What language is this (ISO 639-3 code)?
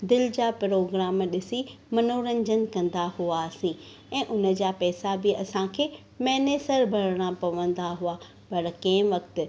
snd